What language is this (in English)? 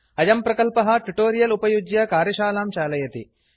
Sanskrit